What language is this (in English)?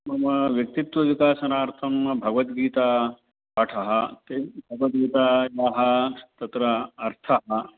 Sanskrit